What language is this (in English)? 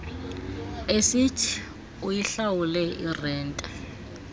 Xhosa